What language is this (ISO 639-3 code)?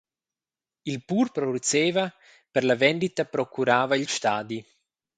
roh